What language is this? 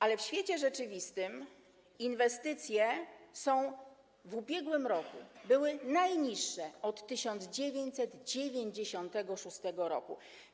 Polish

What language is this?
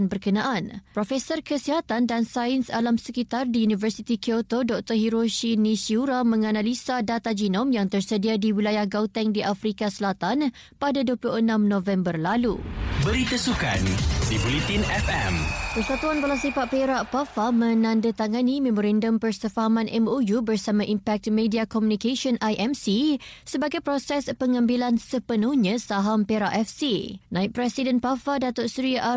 Malay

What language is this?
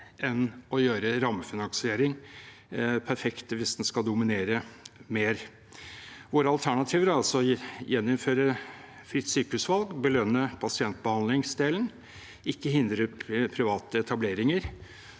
Norwegian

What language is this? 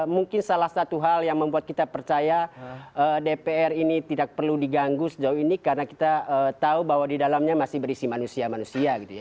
Indonesian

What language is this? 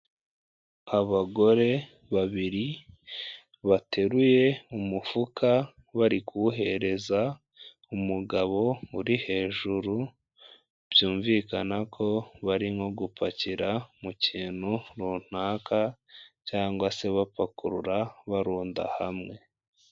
Kinyarwanda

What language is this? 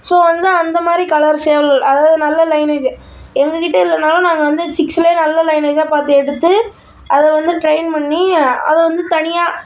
Tamil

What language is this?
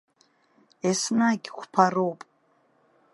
Abkhazian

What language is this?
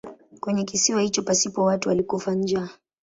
Swahili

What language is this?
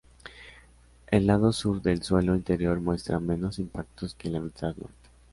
Spanish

